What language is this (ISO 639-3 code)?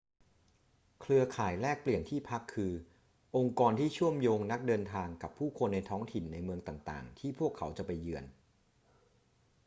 tha